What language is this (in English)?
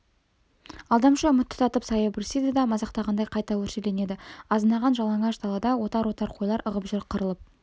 Kazakh